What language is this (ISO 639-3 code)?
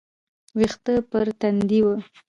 pus